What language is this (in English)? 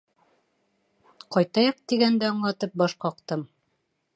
Bashkir